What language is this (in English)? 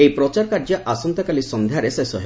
Odia